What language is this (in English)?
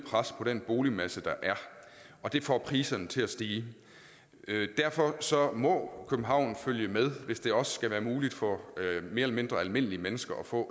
Danish